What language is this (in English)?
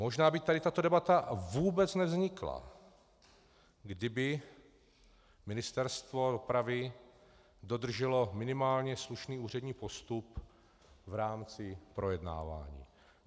Czech